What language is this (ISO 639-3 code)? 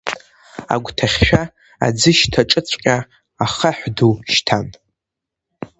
abk